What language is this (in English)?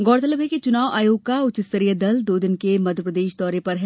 Hindi